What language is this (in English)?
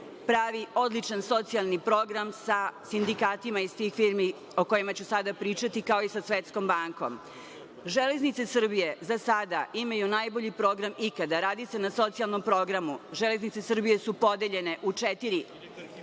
Serbian